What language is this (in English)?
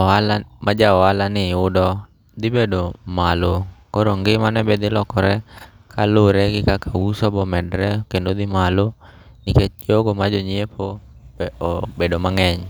Luo (Kenya and Tanzania)